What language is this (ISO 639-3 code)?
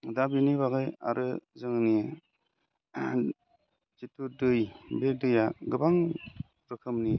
brx